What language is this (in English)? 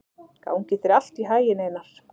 Icelandic